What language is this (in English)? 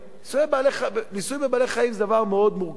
Hebrew